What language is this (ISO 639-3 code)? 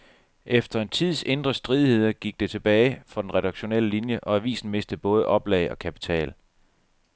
dan